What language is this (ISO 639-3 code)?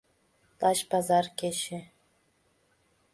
chm